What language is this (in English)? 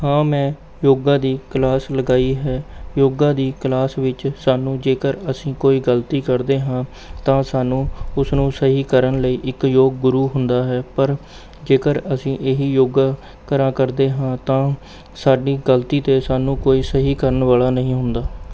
Punjabi